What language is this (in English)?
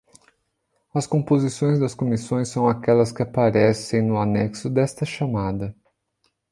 Portuguese